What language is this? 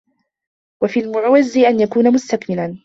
Arabic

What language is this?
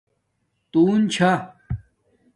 Domaaki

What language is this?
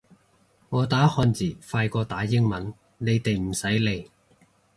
Cantonese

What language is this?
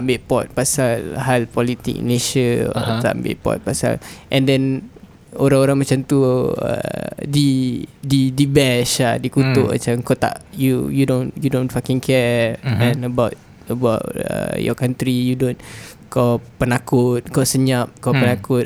Malay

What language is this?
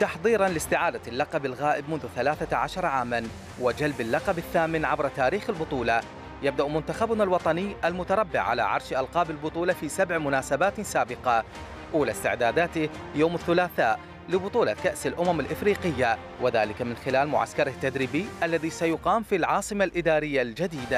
Arabic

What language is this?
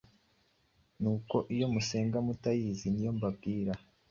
Kinyarwanda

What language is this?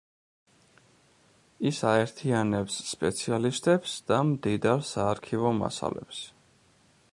Georgian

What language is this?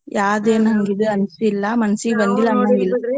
Kannada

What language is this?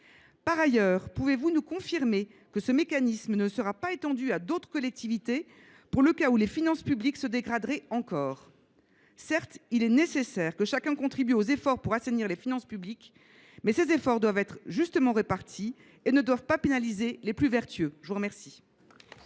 French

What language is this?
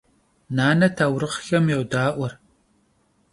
Kabardian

